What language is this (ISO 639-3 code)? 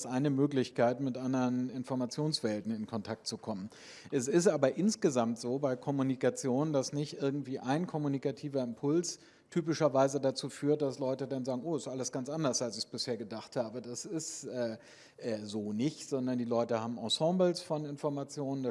deu